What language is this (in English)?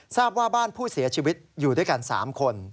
Thai